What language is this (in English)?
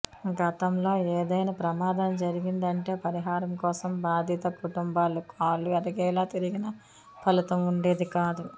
Telugu